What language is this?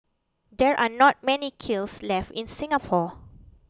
English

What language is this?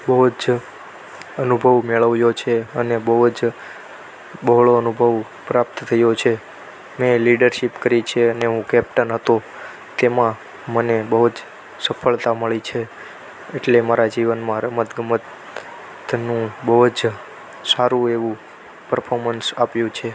Gujarati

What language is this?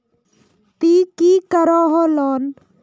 Magahi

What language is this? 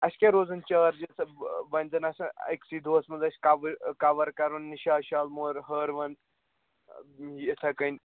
Kashmiri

